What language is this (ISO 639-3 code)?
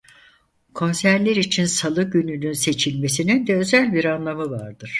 tur